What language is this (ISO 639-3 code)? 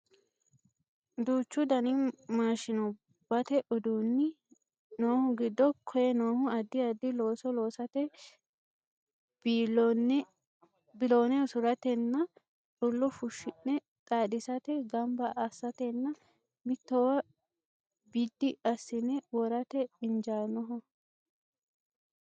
sid